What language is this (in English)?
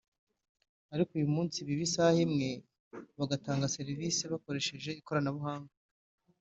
Kinyarwanda